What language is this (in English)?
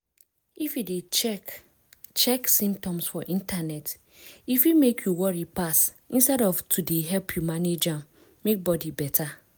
Nigerian Pidgin